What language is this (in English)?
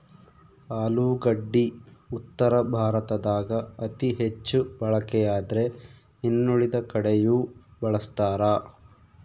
Kannada